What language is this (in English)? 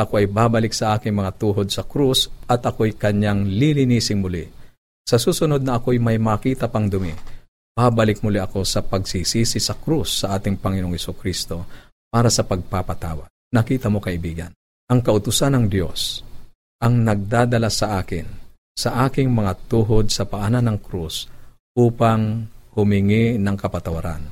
Filipino